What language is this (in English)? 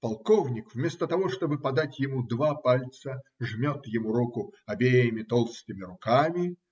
Russian